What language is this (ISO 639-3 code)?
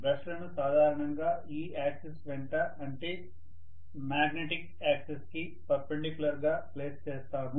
tel